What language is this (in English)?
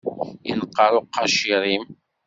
Kabyle